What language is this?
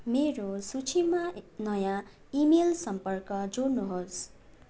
Nepali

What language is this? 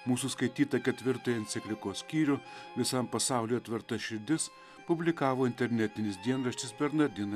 Lithuanian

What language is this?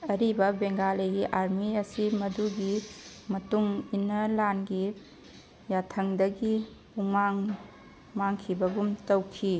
Manipuri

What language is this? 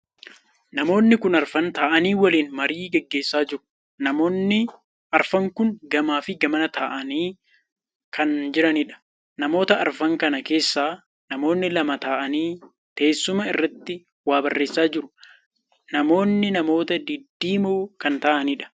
Oromo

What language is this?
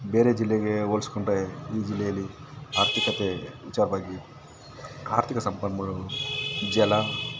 Kannada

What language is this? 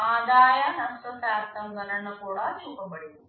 Telugu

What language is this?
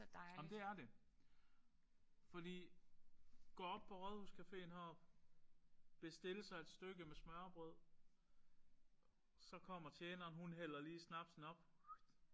Danish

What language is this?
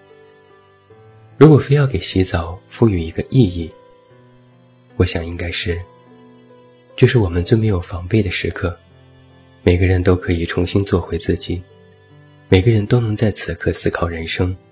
Chinese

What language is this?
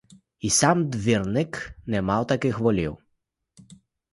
Ukrainian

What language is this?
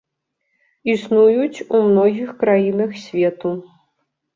Belarusian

